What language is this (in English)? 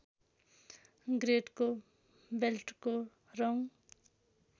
Nepali